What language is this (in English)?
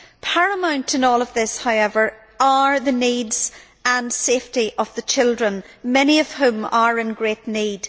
English